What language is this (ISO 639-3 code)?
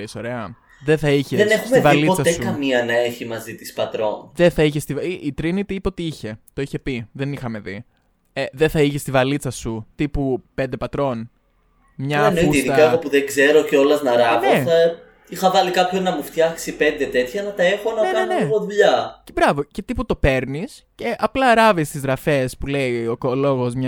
ell